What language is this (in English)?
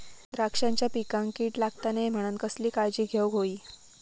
Marathi